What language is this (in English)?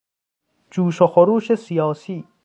Persian